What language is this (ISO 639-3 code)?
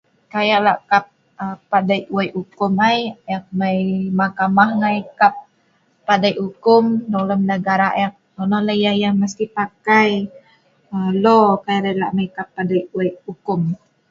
snv